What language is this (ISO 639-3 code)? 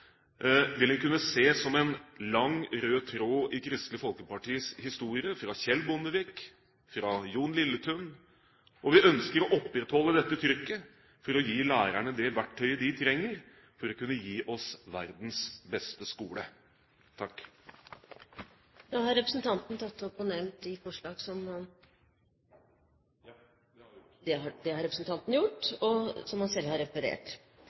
nor